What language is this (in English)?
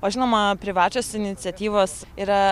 Lithuanian